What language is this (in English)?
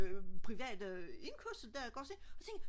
Danish